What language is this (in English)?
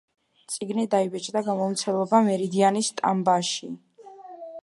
Georgian